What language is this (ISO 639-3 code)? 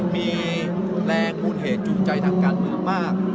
tha